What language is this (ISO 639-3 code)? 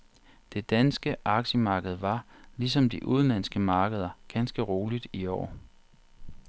dan